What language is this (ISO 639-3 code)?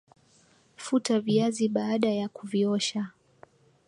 swa